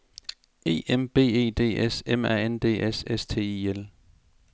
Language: Danish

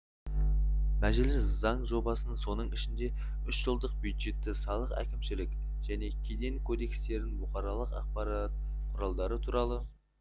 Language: Kazakh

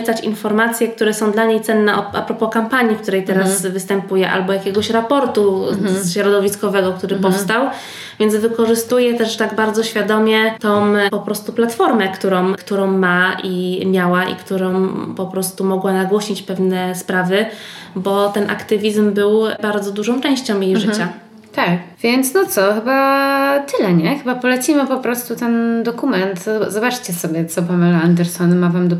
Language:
Polish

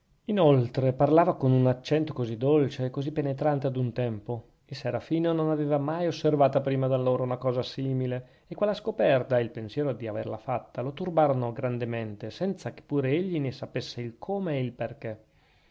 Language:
Italian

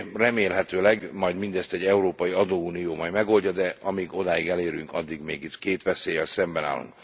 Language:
Hungarian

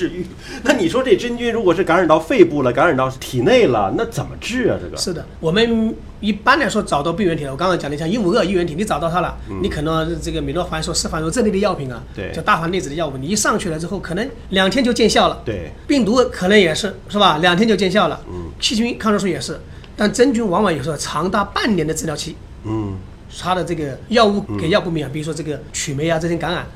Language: Chinese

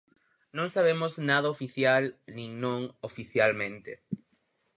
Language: Galician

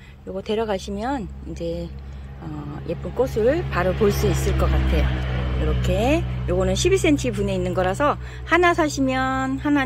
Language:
Korean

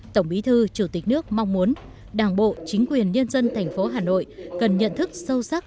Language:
Vietnamese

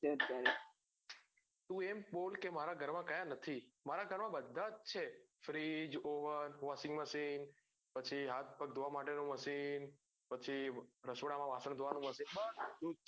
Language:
Gujarati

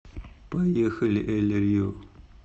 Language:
Russian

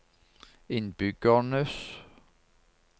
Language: Norwegian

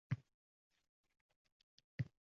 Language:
Uzbek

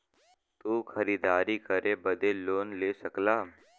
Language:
Bhojpuri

